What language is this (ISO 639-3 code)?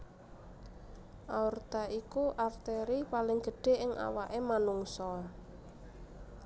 jav